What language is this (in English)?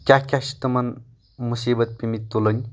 Kashmiri